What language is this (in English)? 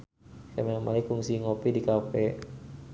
Sundanese